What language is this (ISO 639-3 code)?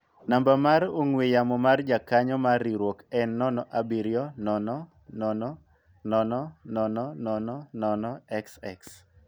luo